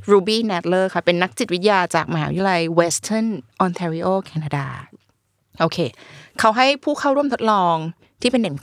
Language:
Thai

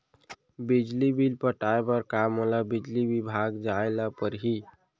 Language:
Chhattisgarhi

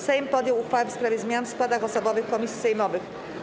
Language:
Polish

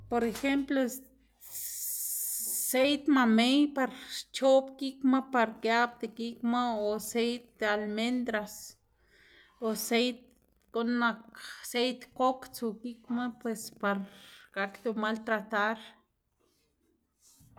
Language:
Xanaguía Zapotec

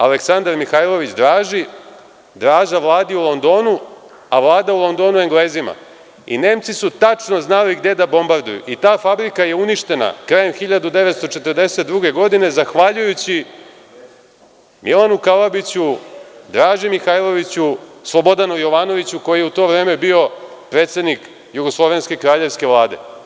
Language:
Serbian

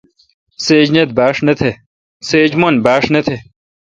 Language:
Kalkoti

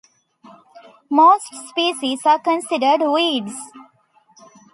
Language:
English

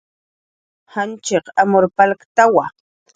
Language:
Jaqaru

